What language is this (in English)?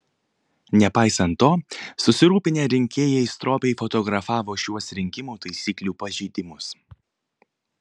Lithuanian